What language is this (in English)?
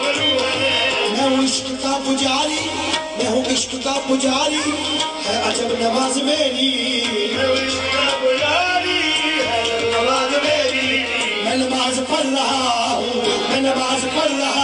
Arabic